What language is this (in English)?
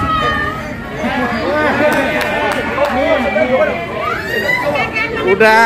Indonesian